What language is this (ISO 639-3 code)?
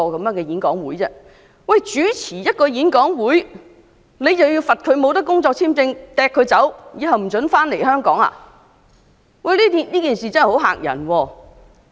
yue